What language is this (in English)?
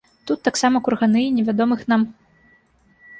Belarusian